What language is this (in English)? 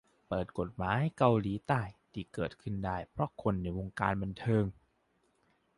Thai